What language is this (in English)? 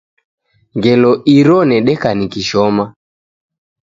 Taita